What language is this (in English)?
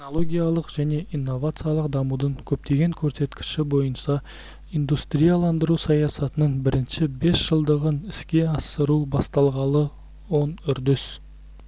Kazakh